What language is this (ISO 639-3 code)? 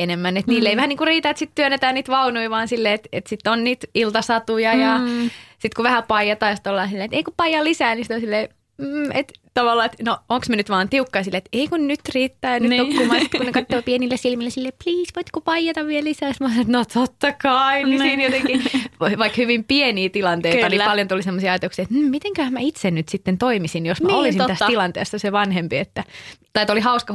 fin